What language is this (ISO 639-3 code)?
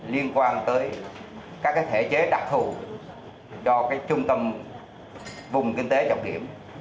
vie